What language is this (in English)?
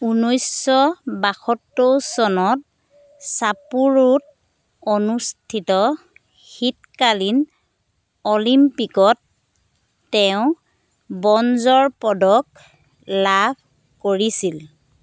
Assamese